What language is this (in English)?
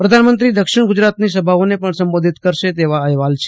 Gujarati